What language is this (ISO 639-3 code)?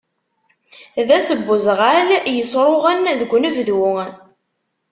kab